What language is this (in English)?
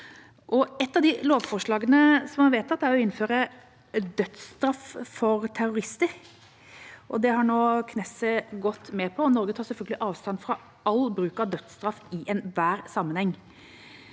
Norwegian